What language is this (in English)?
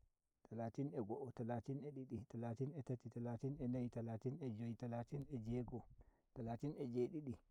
Nigerian Fulfulde